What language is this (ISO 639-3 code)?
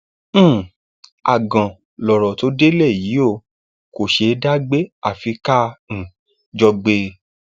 yor